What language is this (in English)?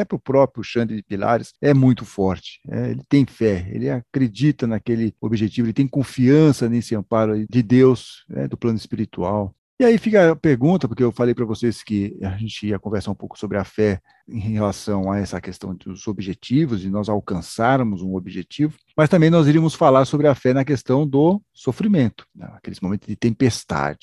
Portuguese